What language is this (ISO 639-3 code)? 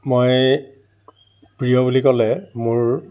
asm